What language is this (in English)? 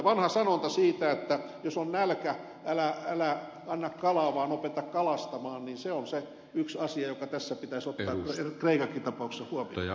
Finnish